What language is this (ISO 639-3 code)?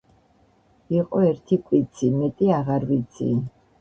kat